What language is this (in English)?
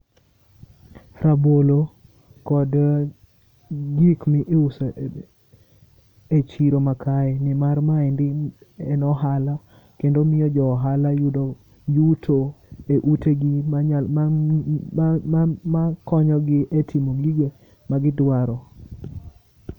Luo (Kenya and Tanzania)